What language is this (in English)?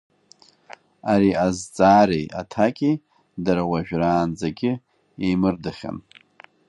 Abkhazian